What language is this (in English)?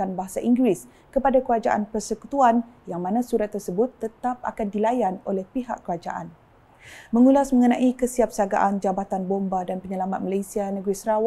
Malay